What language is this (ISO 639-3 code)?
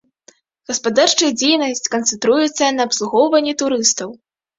bel